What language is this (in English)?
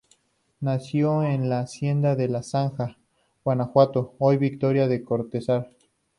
Spanish